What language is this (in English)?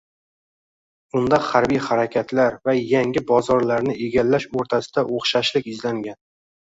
Uzbek